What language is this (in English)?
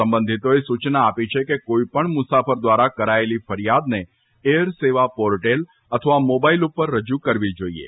Gujarati